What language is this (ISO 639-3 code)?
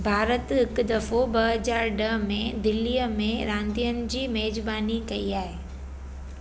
snd